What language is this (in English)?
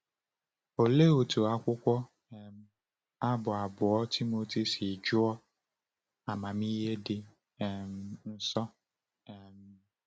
Igbo